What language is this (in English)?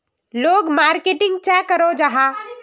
Magahi